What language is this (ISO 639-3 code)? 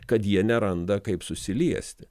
lit